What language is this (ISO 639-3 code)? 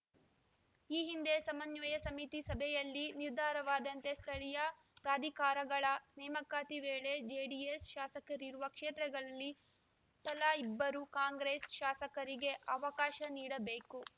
kan